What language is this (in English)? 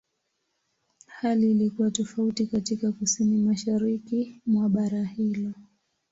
Swahili